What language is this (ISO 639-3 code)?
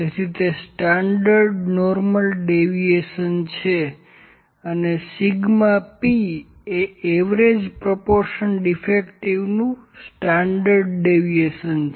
guj